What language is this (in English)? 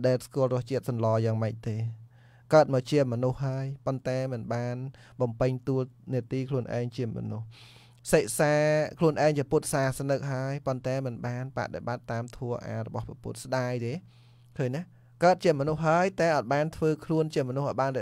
Vietnamese